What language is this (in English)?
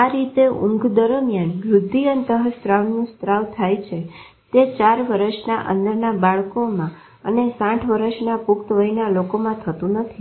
Gujarati